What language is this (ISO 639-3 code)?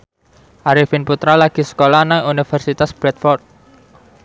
jav